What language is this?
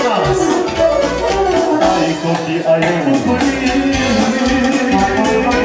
Arabic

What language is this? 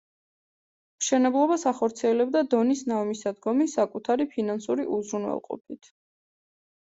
Georgian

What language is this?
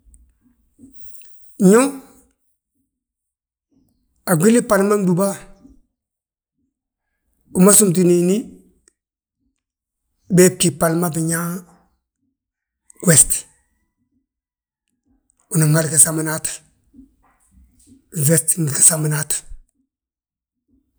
Balanta-Ganja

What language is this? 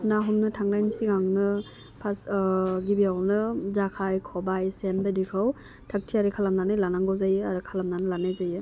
Bodo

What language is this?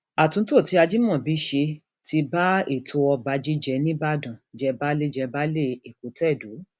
Yoruba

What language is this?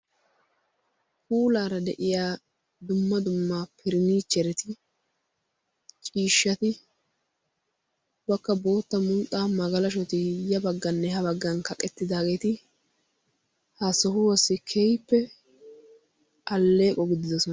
Wolaytta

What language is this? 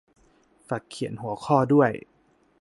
Thai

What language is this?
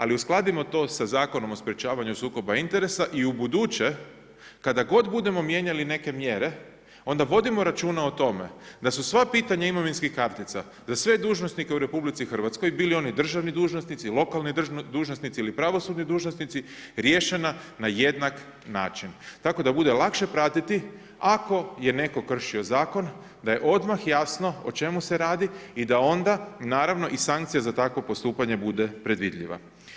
Croatian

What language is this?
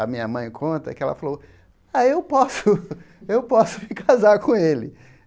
Portuguese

